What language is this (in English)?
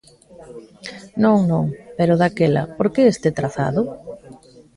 Galician